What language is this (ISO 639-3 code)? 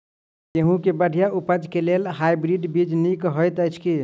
mai